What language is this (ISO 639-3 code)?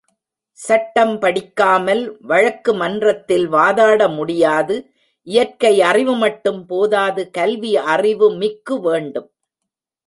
tam